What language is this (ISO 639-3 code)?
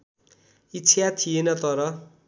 nep